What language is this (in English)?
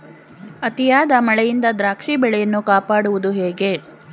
Kannada